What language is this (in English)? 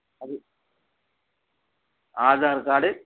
Tamil